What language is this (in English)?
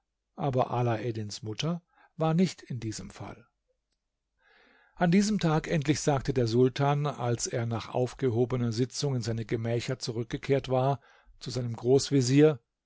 German